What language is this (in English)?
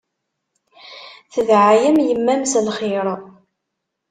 Kabyle